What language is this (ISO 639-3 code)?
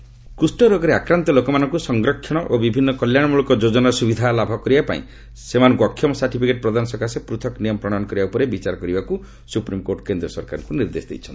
ori